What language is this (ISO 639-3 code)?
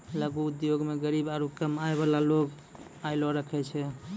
mai